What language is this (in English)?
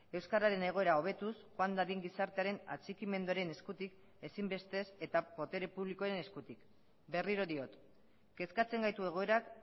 Basque